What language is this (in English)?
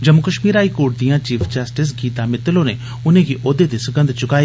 Dogri